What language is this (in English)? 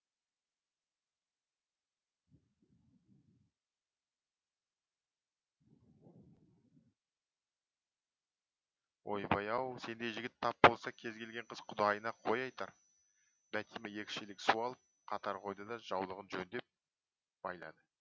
Kazakh